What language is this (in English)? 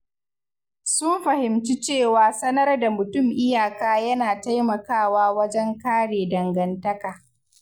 Hausa